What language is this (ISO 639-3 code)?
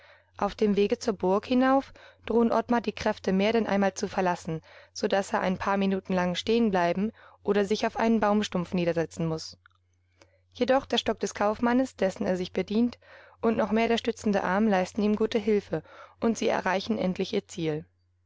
deu